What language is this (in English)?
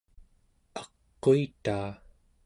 Central Yupik